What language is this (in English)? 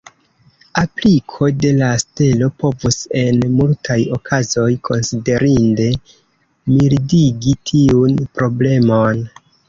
Esperanto